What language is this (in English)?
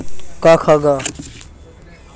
Magahi